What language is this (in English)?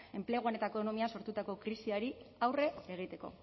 Basque